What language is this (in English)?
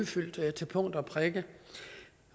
Danish